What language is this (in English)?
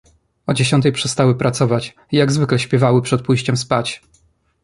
Polish